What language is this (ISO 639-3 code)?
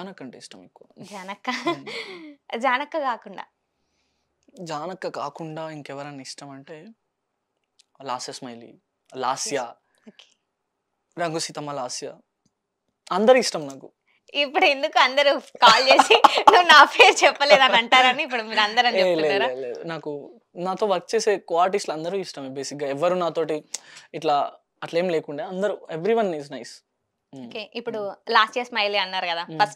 tel